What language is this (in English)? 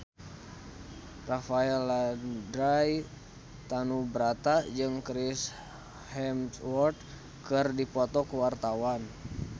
Sundanese